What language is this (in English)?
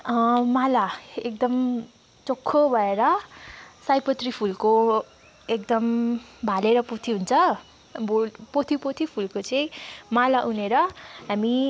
Nepali